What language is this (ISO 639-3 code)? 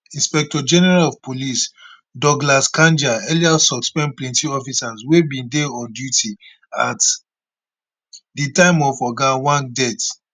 pcm